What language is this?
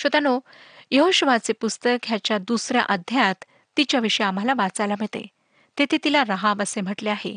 Marathi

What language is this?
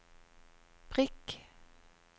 Norwegian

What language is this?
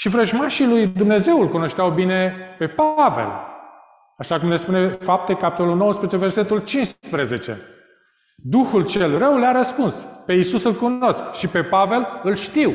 Romanian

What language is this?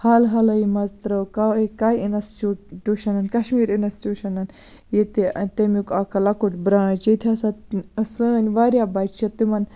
Kashmiri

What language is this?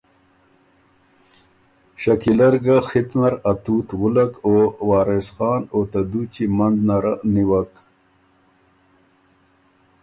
Ormuri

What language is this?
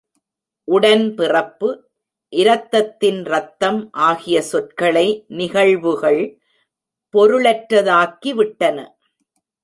Tamil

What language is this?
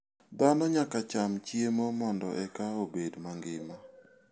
Luo (Kenya and Tanzania)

